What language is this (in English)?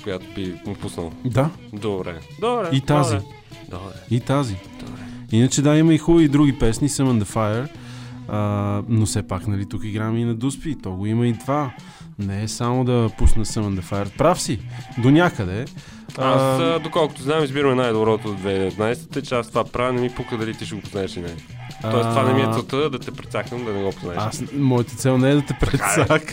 Bulgarian